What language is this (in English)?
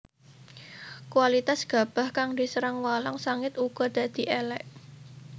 Javanese